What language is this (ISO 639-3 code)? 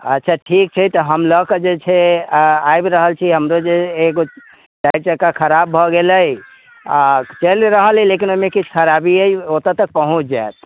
mai